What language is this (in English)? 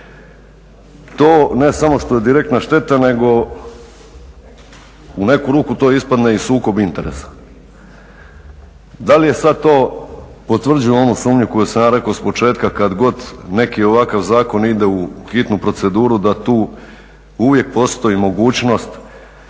Croatian